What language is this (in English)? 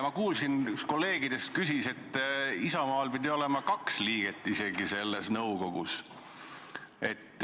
Estonian